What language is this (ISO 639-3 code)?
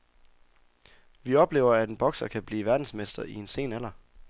dan